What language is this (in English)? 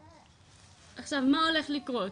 Hebrew